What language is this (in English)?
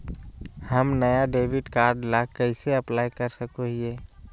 Magahi